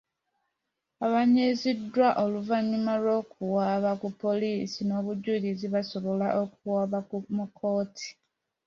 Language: Ganda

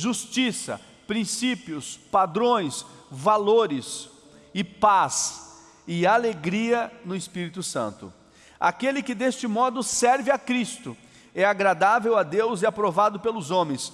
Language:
Portuguese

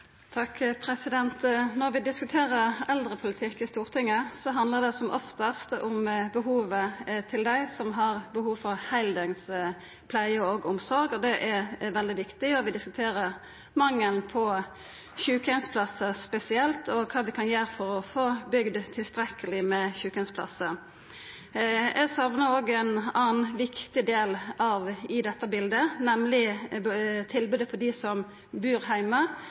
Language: Norwegian Nynorsk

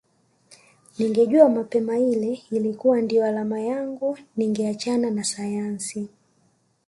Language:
Swahili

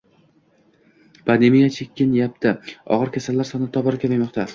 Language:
Uzbek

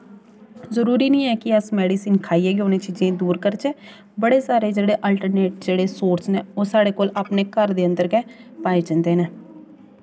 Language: Dogri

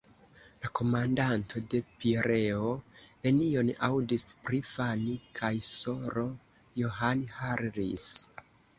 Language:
Esperanto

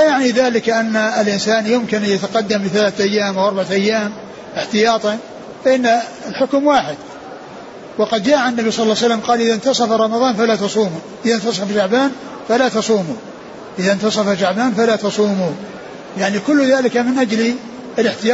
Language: Arabic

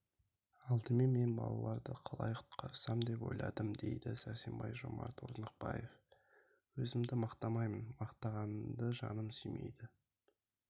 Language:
Kazakh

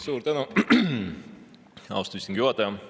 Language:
Estonian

